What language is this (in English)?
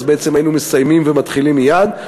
Hebrew